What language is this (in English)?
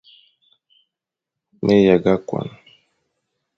Fang